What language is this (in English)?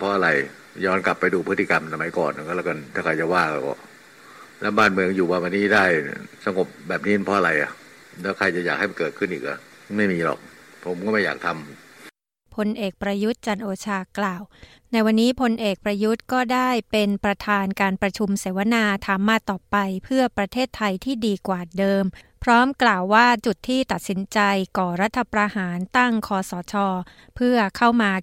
Thai